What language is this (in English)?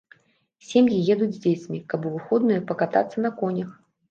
Belarusian